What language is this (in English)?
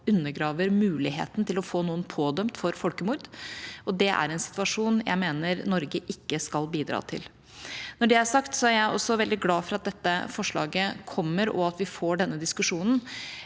Norwegian